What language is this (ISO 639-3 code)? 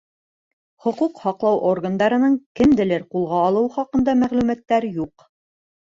bak